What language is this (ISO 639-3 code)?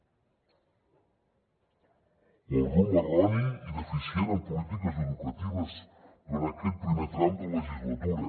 cat